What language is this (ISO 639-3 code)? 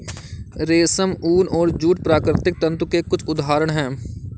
hin